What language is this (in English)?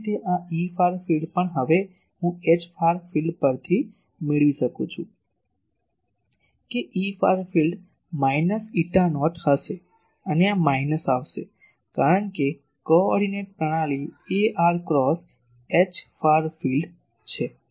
Gujarati